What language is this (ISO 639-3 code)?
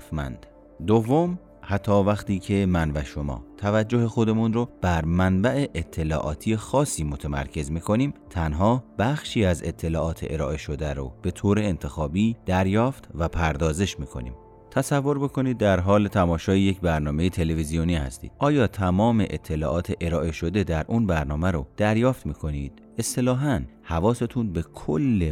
fas